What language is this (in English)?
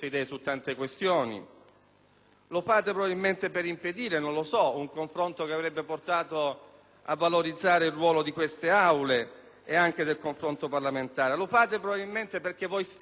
Italian